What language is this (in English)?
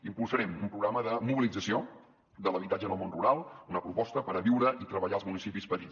Catalan